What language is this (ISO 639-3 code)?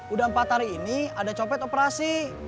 ind